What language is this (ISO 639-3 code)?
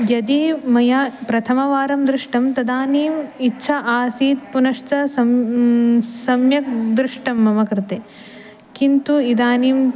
san